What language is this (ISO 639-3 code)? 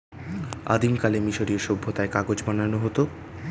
ben